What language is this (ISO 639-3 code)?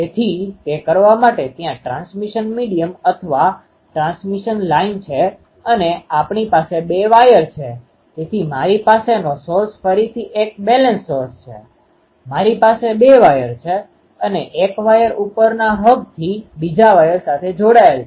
guj